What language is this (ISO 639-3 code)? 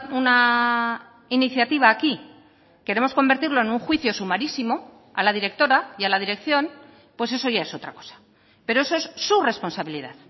spa